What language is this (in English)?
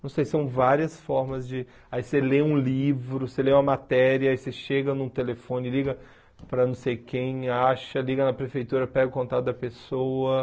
Portuguese